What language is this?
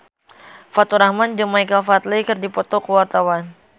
Sundanese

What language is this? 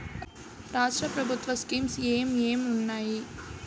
Telugu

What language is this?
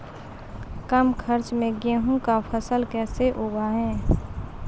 Maithili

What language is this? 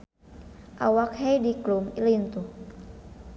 Sundanese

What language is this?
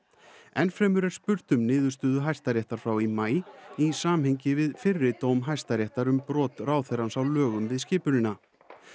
Icelandic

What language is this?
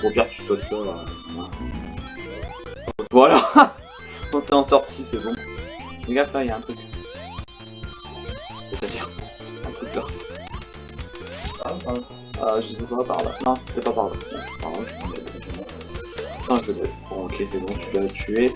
French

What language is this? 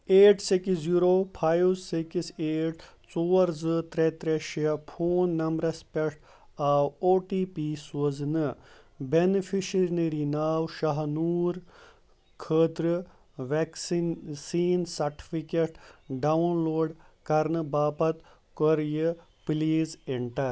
Kashmiri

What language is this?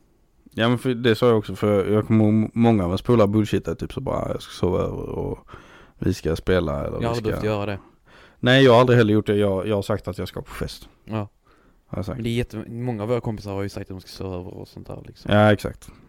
Swedish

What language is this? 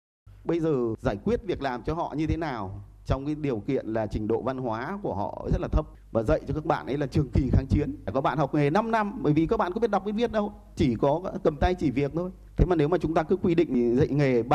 Vietnamese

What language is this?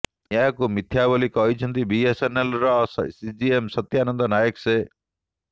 Odia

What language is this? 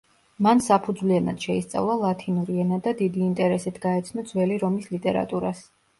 Georgian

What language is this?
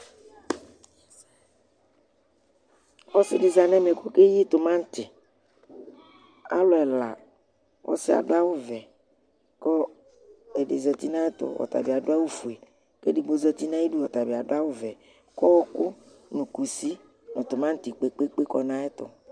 Ikposo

